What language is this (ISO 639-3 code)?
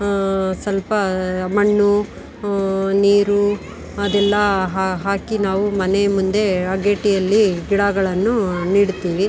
kan